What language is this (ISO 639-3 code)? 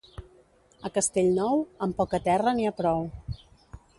cat